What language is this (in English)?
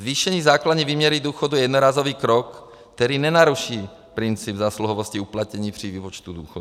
Czech